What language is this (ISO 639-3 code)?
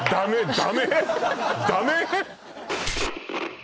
jpn